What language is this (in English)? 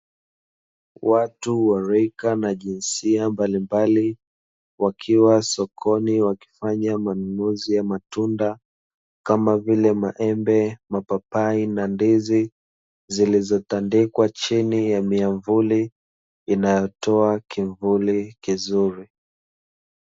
Swahili